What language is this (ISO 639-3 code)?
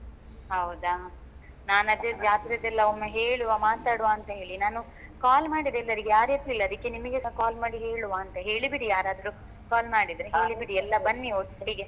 kan